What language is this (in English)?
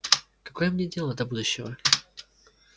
Russian